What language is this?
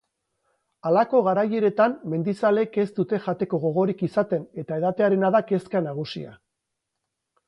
Basque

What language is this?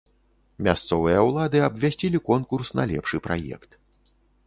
Belarusian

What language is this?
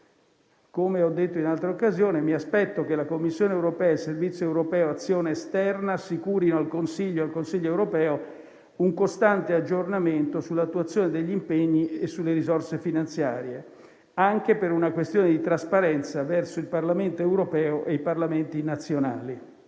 Italian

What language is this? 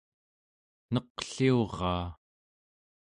Central Yupik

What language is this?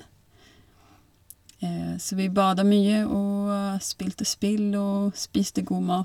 Norwegian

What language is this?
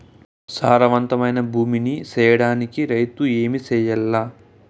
Telugu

